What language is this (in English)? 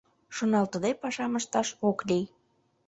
Mari